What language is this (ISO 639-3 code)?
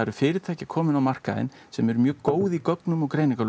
isl